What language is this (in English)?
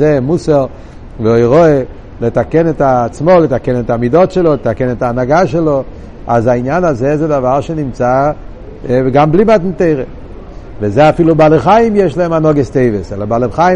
Hebrew